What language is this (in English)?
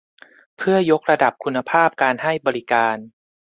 Thai